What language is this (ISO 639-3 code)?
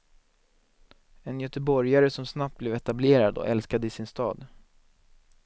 swe